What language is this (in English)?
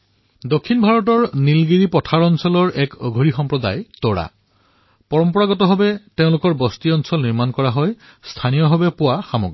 Assamese